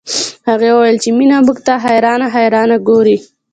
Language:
Pashto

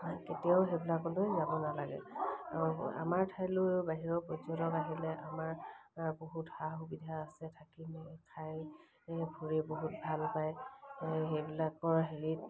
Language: Assamese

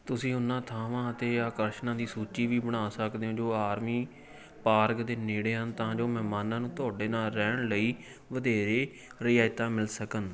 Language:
Punjabi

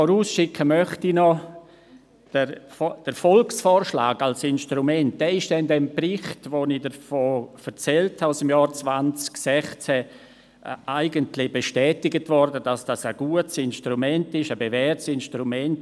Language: Swiss German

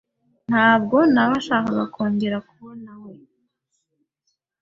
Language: Kinyarwanda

